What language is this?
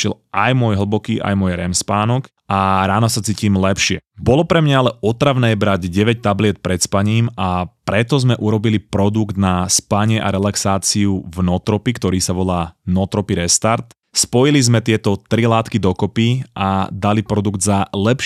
Slovak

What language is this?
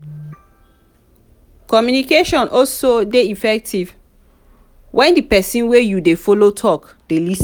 Nigerian Pidgin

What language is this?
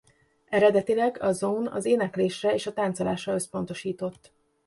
Hungarian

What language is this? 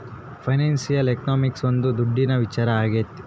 Kannada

